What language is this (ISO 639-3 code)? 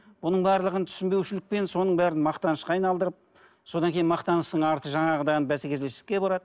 kaz